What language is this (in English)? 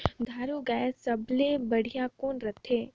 Chhattisgarhi